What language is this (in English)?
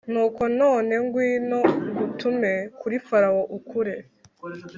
Kinyarwanda